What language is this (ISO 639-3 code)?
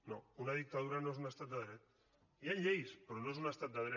cat